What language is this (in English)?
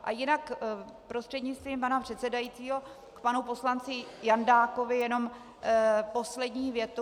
Czech